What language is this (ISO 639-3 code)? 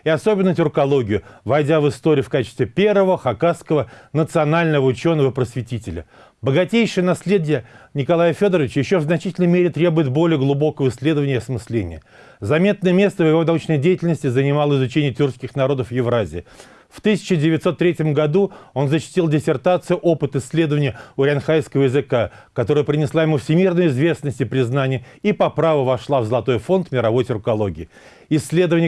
rus